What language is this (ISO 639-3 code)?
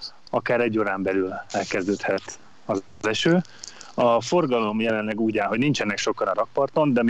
hun